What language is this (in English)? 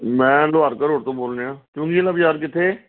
Punjabi